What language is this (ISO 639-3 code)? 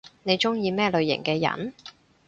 yue